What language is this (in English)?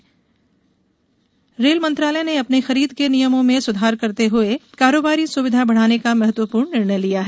Hindi